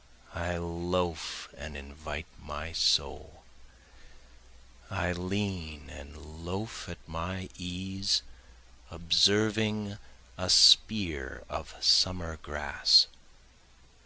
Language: English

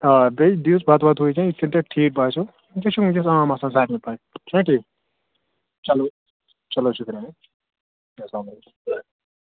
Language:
Kashmiri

